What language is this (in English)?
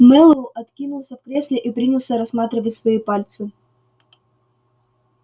Russian